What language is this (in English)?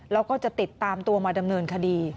Thai